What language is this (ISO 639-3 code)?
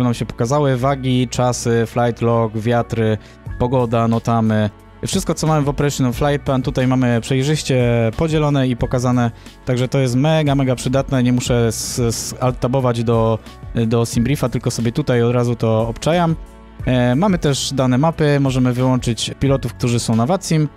pol